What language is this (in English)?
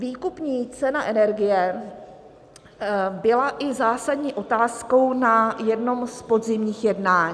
Czech